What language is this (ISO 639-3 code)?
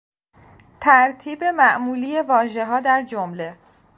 fas